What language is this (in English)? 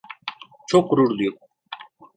Turkish